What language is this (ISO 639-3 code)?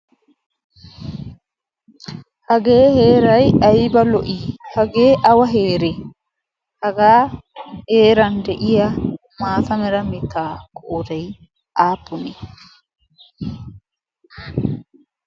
wal